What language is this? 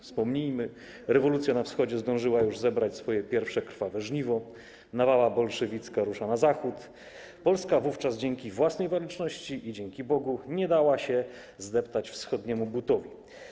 Polish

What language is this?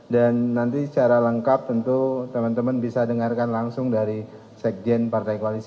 Indonesian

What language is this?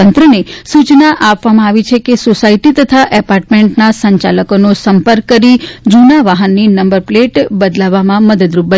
Gujarati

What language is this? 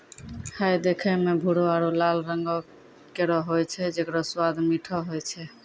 Maithili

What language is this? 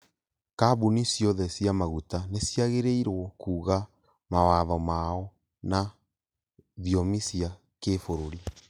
Kikuyu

